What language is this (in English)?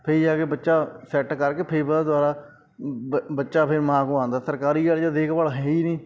Punjabi